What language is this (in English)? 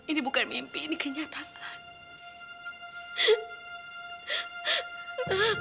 Indonesian